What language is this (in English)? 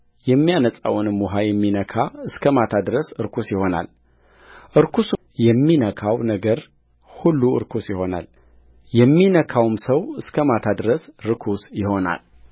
Amharic